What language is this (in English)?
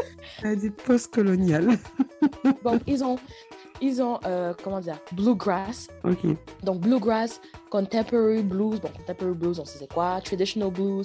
French